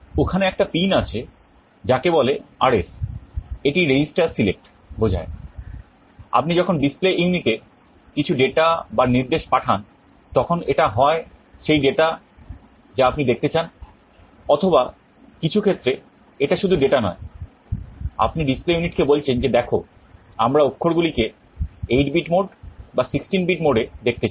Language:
Bangla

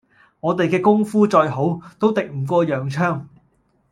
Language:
Cantonese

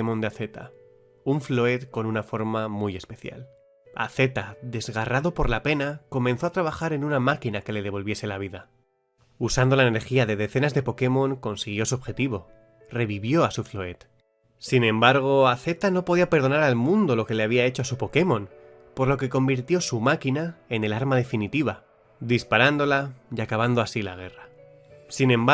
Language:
Spanish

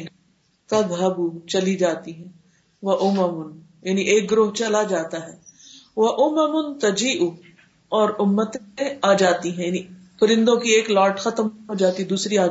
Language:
Urdu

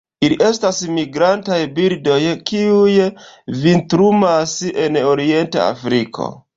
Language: Esperanto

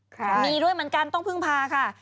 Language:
Thai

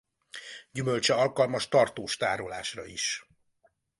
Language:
Hungarian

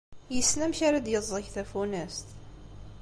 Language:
Kabyle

